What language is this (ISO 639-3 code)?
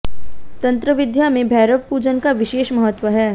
hin